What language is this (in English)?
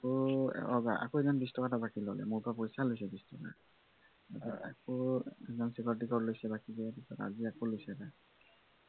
Assamese